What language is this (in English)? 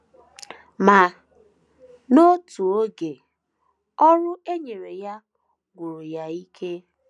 Igbo